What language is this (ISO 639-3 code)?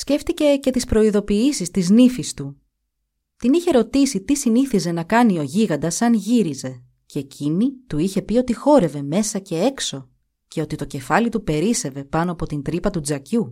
ell